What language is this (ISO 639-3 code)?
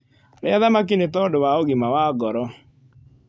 kik